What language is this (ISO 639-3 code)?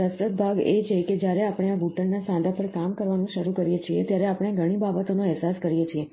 guj